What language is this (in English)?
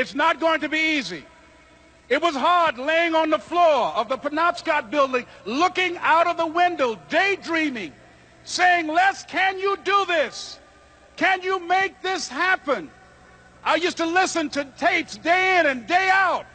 English